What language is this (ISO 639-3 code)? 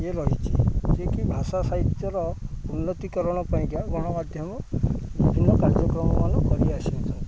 ori